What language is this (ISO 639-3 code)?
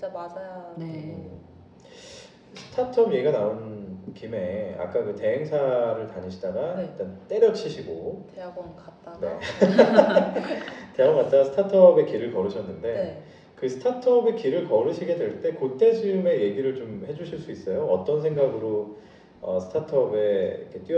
kor